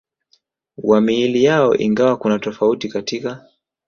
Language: Swahili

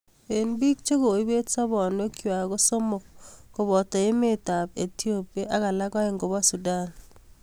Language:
Kalenjin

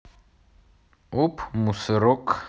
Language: Russian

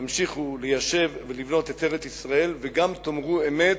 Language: Hebrew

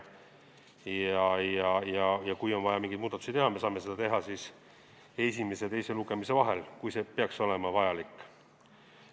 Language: Estonian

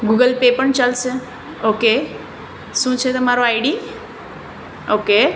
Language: Gujarati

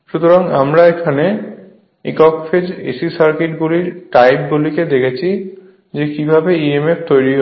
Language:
Bangla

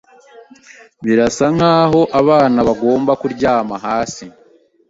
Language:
Kinyarwanda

